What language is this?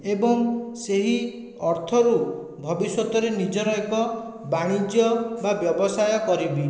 Odia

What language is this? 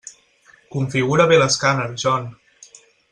Catalan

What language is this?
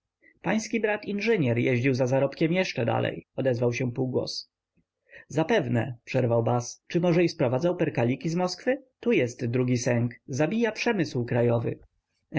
Polish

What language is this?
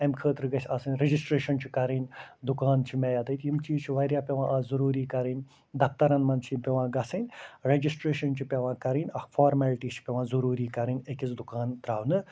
Kashmiri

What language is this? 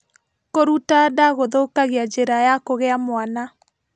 Kikuyu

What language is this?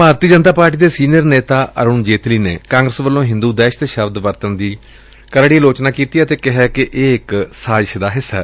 Punjabi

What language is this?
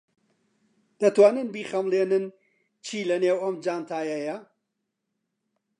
Central Kurdish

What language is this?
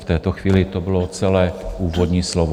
Czech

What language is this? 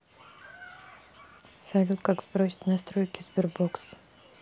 Russian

